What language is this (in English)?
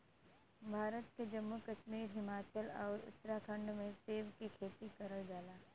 Bhojpuri